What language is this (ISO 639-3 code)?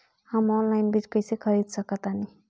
bho